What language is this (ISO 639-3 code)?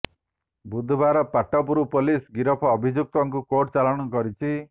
ori